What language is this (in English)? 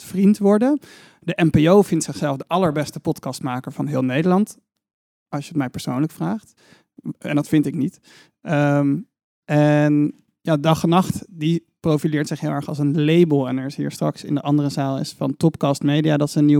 Dutch